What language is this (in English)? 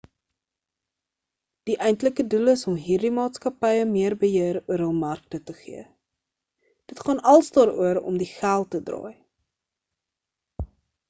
Afrikaans